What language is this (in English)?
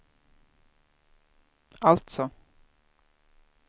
Swedish